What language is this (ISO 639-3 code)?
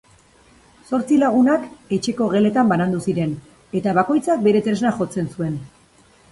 eus